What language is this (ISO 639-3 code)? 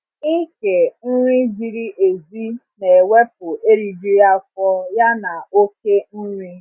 ibo